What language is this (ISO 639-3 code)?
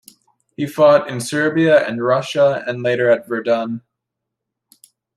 eng